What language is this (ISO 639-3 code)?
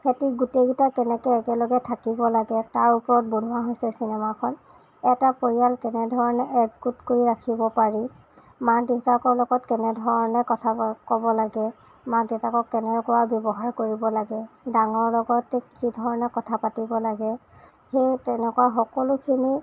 asm